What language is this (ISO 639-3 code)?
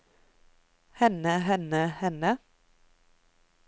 nor